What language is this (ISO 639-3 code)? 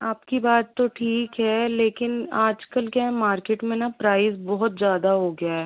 hin